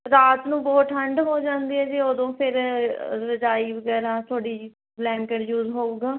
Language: Punjabi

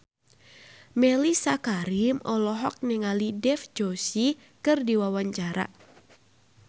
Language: Sundanese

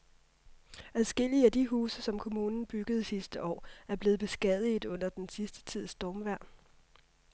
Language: Danish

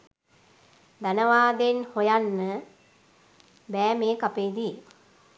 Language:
Sinhala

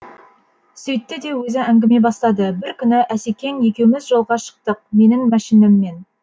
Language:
Kazakh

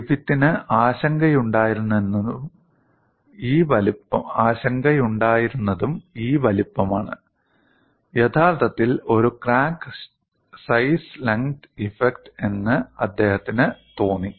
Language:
Malayalam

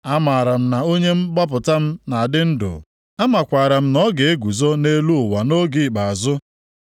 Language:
Igbo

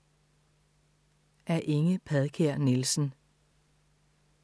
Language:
Danish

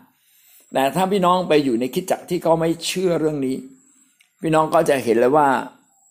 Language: Thai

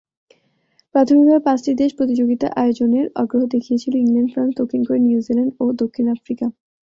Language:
Bangla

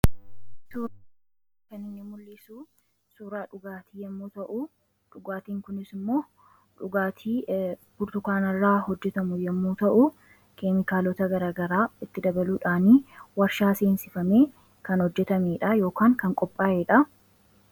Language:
Oromo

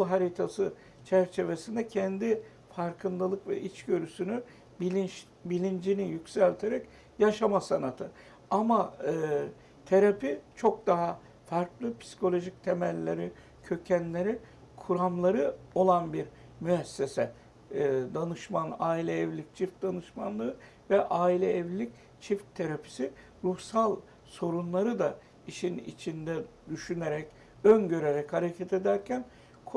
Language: Turkish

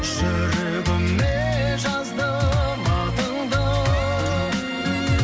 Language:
Kazakh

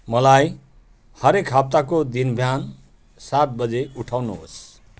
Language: Nepali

